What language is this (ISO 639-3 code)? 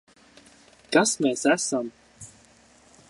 lav